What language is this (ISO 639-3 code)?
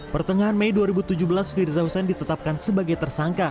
ind